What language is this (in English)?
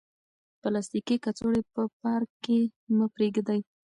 Pashto